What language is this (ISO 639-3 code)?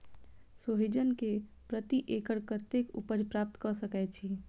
mai